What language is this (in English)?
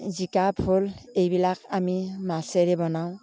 Assamese